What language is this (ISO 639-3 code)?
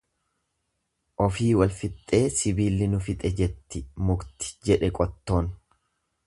orm